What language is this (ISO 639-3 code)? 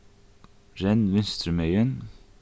fao